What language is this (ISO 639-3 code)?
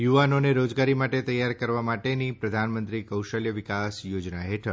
guj